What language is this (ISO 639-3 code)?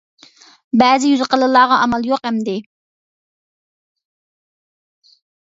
uig